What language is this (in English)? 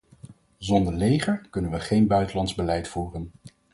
Dutch